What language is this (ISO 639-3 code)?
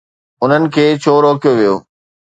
snd